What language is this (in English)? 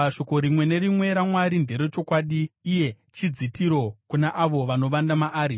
Shona